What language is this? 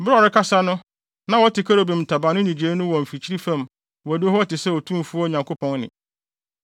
Akan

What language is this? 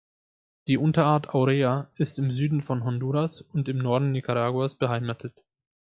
German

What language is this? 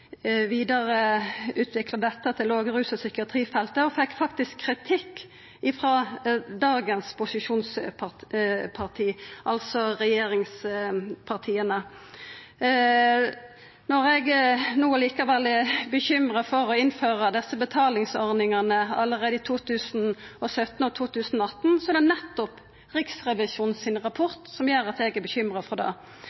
Norwegian Nynorsk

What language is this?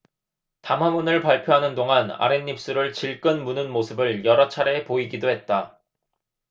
Korean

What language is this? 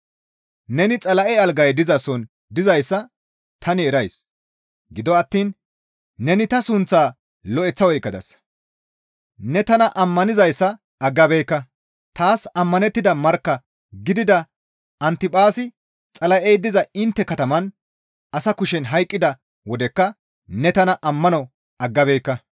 Gamo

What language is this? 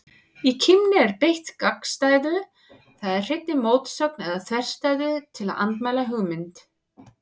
Icelandic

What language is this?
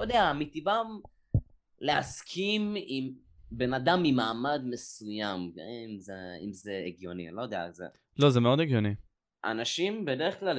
Hebrew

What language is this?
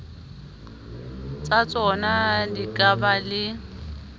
Southern Sotho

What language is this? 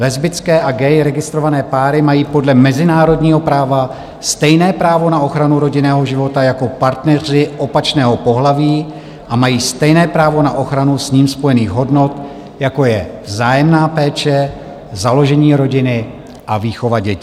Czech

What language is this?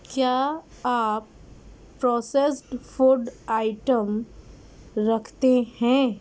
Urdu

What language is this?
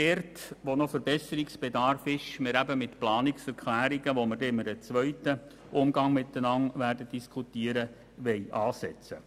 Swiss German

